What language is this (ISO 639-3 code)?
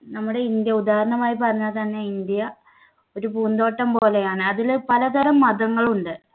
mal